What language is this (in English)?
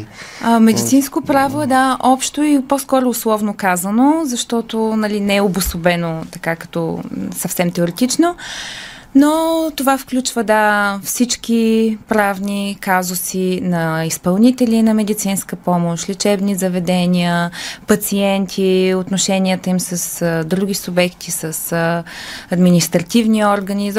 Bulgarian